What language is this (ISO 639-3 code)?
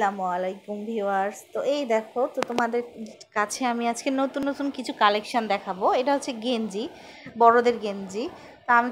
ron